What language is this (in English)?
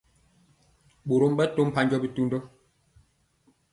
Mpiemo